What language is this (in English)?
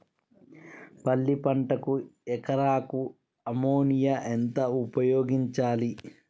Telugu